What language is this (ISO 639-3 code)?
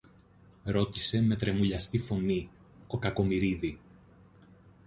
ell